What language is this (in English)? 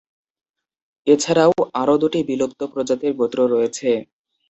Bangla